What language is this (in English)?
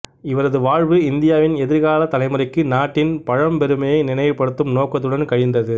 Tamil